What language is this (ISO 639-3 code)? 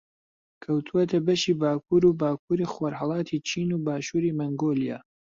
ckb